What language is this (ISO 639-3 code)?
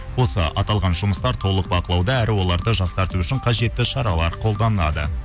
kaz